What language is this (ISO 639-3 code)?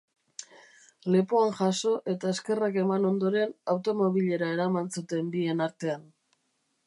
eus